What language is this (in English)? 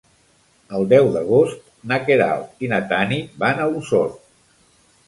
Catalan